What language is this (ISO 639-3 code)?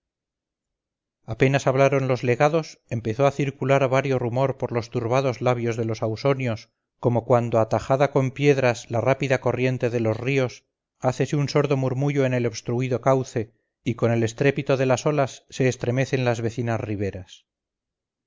spa